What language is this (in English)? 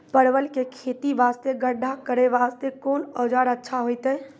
Maithili